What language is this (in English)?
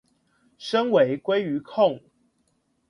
Chinese